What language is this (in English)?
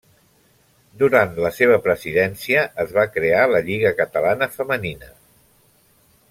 Catalan